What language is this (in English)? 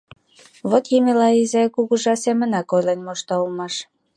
Mari